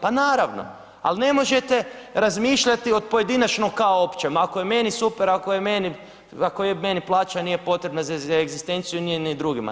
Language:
Croatian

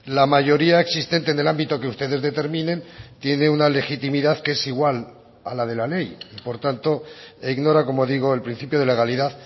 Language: Spanish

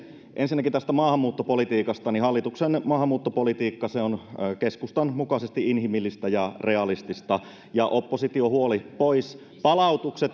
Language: Finnish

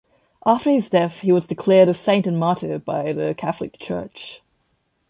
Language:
English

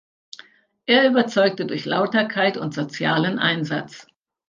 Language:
German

